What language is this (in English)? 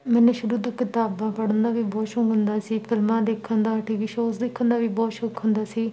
Punjabi